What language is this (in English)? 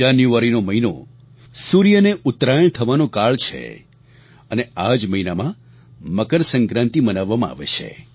Gujarati